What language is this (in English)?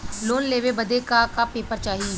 Bhojpuri